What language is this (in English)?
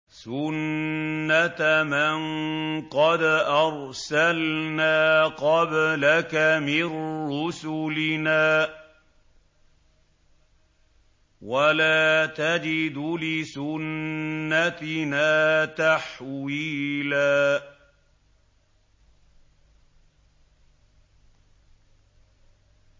Arabic